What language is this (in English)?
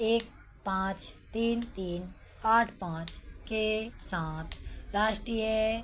Hindi